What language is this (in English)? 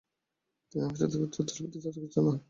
Bangla